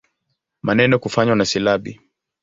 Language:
Swahili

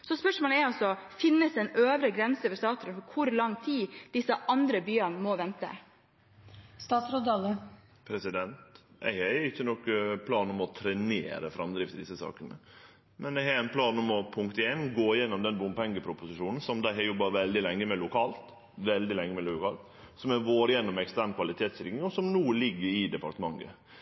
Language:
Norwegian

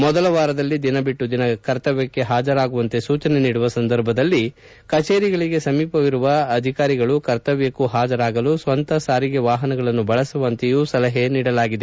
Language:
Kannada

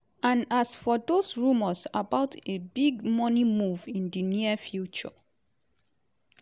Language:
Nigerian Pidgin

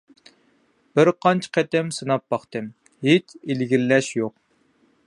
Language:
Uyghur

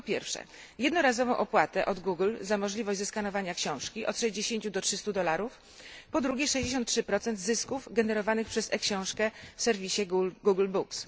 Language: Polish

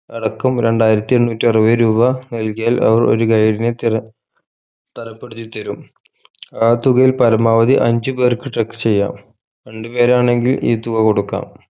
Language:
Malayalam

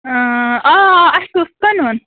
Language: Kashmiri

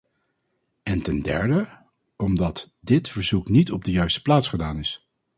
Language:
Dutch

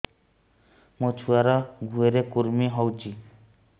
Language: Odia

